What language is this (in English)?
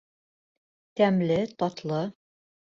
Bashkir